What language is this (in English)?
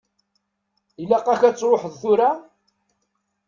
Kabyle